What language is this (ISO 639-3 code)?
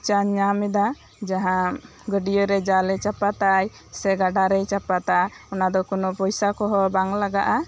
sat